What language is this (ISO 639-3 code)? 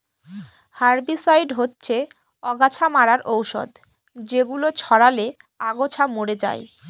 ben